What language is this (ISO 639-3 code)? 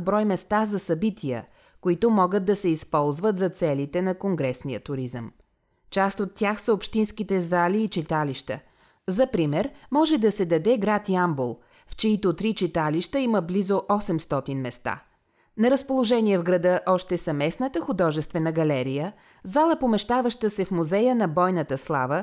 bul